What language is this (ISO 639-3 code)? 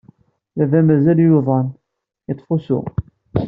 kab